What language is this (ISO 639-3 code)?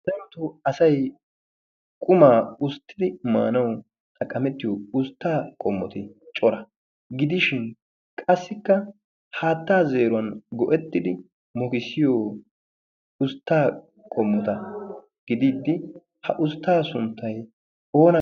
wal